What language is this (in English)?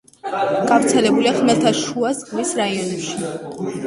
Georgian